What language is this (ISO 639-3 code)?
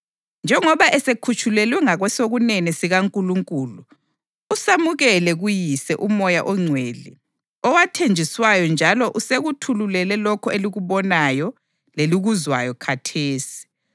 nde